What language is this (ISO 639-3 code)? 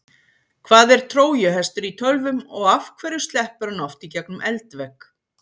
isl